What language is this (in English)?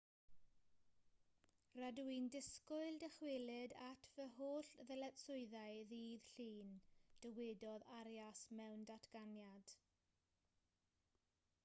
Welsh